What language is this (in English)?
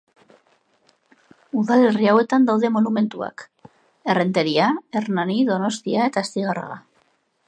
Basque